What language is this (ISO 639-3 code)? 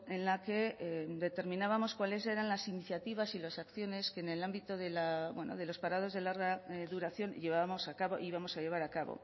spa